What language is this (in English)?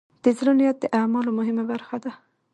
Pashto